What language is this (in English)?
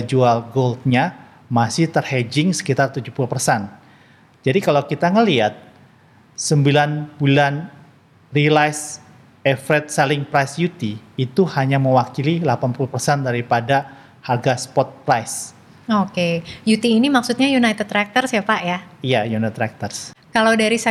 Indonesian